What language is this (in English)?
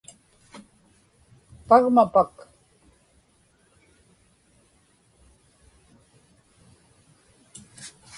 Inupiaq